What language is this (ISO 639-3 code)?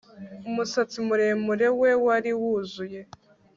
kin